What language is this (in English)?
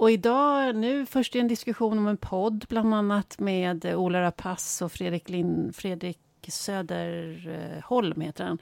Swedish